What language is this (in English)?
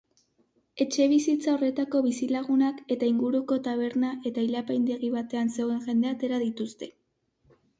Basque